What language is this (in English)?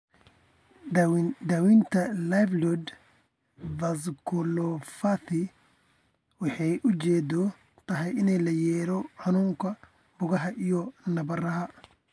Somali